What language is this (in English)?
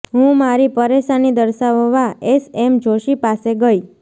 Gujarati